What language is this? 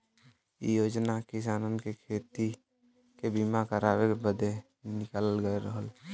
Bhojpuri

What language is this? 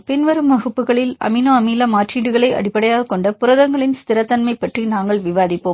Tamil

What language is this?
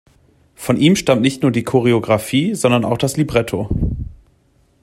German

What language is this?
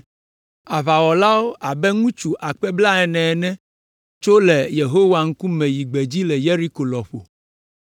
Ewe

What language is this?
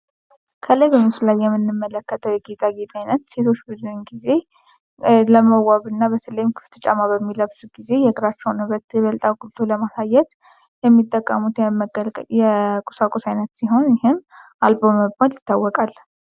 Amharic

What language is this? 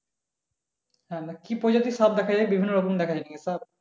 Bangla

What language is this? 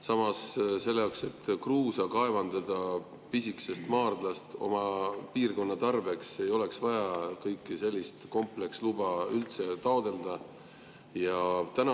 Estonian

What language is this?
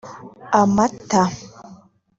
Kinyarwanda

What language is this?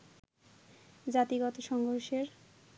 Bangla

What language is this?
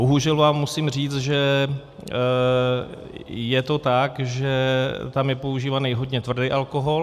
Czech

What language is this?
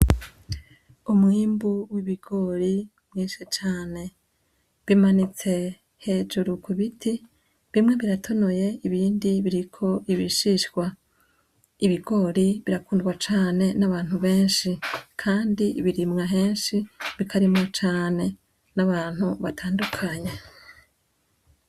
Rundi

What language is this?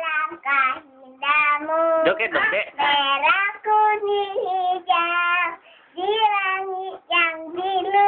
Indonesian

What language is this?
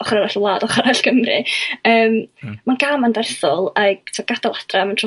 Welsh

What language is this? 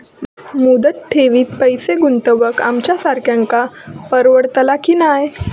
Marathi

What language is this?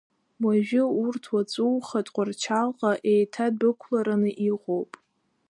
Abkhazian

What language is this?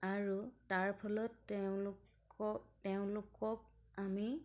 Assamese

